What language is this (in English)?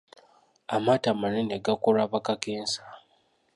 Ganda